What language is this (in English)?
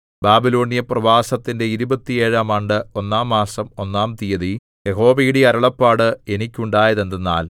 Malayalam